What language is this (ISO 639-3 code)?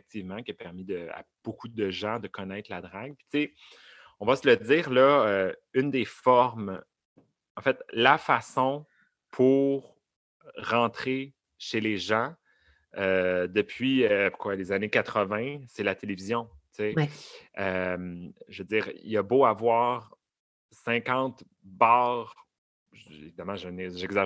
fra